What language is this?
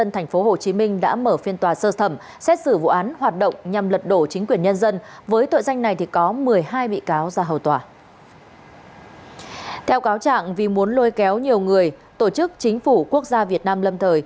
Vietnamese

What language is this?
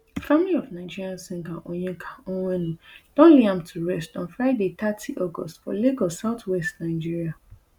Nigerian Pidgin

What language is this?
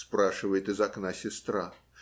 Russian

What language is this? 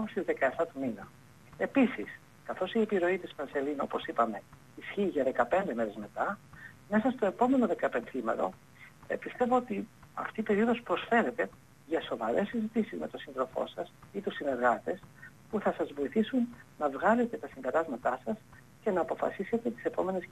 Greek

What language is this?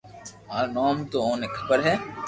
Loarki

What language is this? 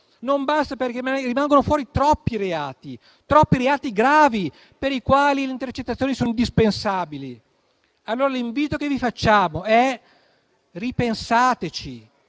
Italian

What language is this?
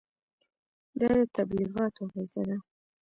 Pashto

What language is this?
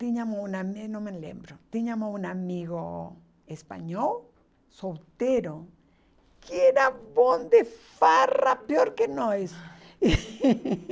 Portuguese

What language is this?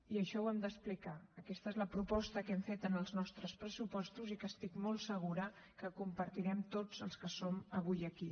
Catalan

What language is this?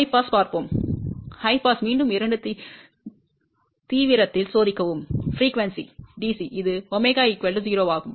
Tamil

